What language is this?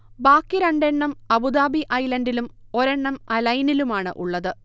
Malayalam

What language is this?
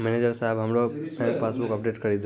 Maithili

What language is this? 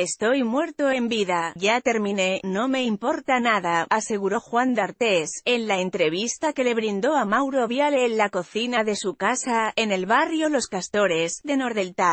Spanish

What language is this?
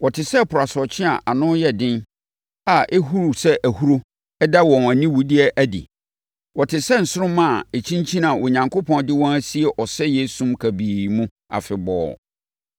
Akan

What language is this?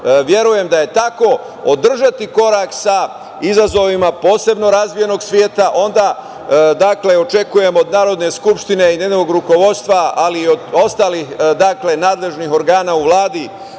Serbian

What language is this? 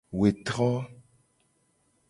Gen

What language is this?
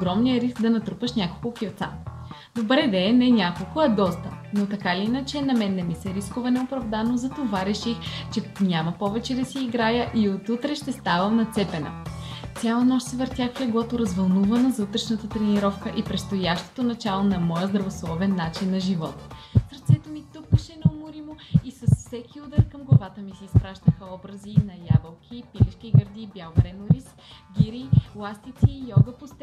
Bulgarian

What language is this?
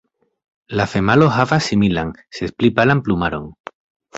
Esperanto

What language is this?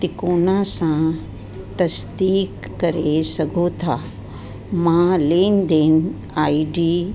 Sindhi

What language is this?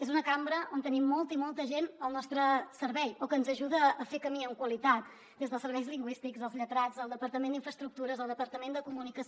Catalan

